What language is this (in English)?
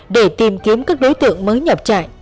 Vietnamese